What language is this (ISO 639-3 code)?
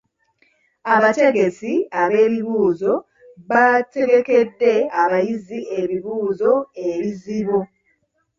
lug